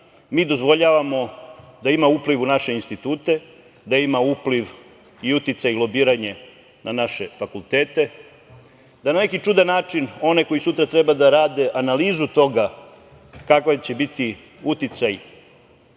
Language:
Serbian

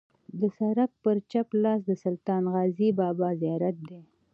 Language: Pashto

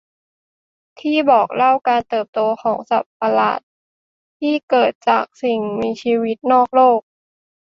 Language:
Thai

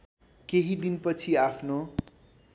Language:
Nepali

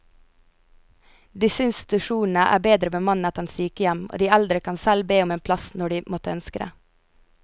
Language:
Norwegian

